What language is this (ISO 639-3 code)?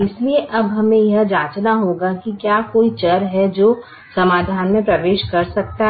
hin